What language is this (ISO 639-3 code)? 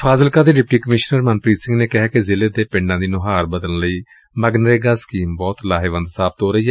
pan